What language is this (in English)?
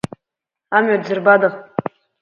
Abkhazian